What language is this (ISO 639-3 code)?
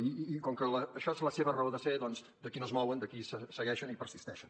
cat